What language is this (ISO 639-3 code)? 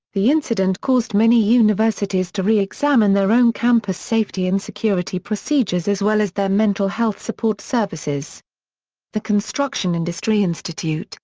eng